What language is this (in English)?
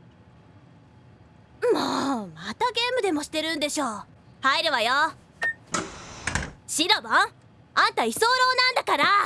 Japanese